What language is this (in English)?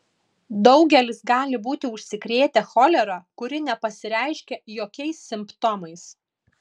Lithuanian